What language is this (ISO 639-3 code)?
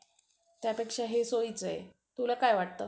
mar